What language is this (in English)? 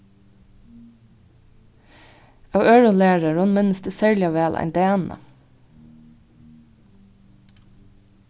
Faroese